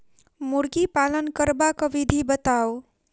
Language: Maithili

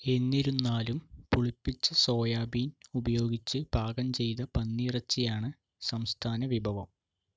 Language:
Malayalam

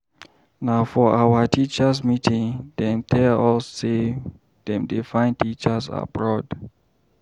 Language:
Nigerian Pidgin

